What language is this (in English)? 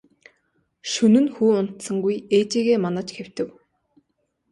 Mongolian